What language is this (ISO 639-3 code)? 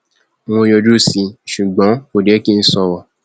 yor